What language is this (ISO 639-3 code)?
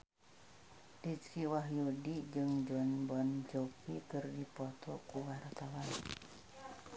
sun